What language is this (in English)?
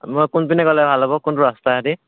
Assamese